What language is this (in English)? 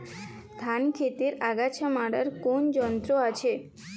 Bangla